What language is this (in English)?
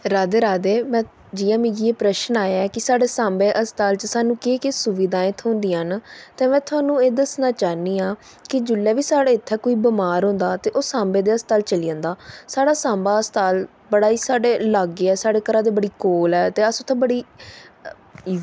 Dogri